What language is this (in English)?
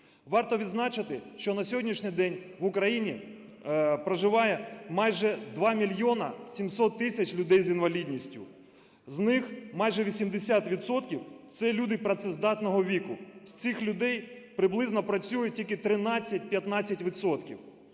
Ukrainian